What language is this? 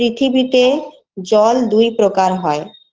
Bangla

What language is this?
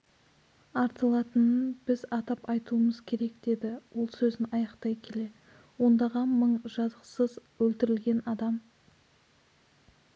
Kazakh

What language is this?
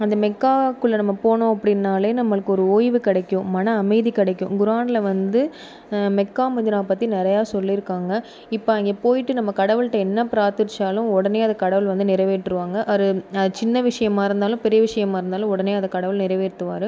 Tamil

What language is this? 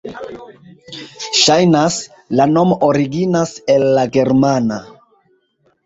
Esperanto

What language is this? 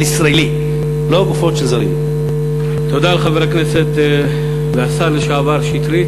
Hebrew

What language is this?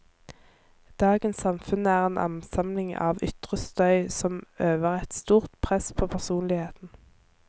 Norwegian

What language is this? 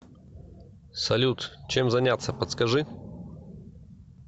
Russian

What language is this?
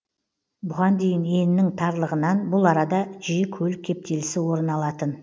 Kazakh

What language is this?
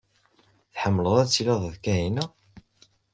Kabyle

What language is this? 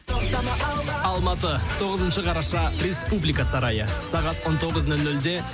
Kazakh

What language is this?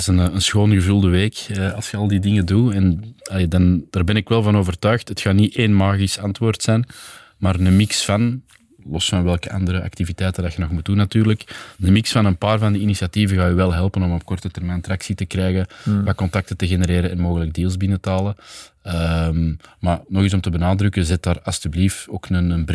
Dutch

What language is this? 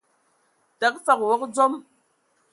Ewondo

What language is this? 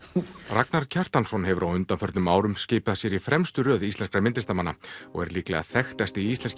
Icelandic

